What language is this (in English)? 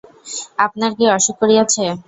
Bangla